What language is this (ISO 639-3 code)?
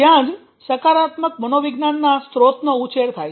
guj